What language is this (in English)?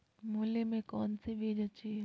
Magahi